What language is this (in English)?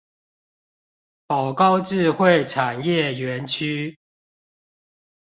Chinese